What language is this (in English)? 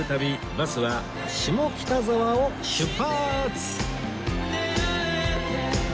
Japanese